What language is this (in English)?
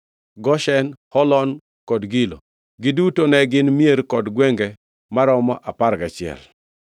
Luo (Kenya and Tanzania)